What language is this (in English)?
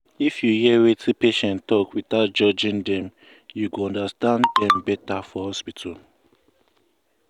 Nigerian Pidgin